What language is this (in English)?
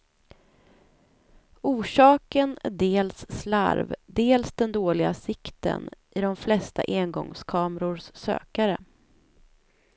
Swedish